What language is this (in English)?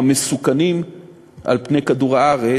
Hebrew